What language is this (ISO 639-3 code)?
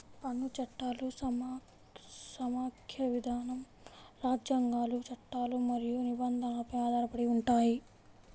tel